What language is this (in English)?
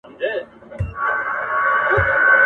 Pashto